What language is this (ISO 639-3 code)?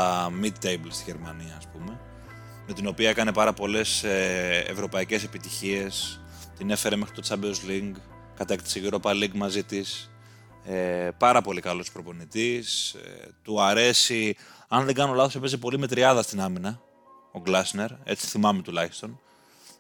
ell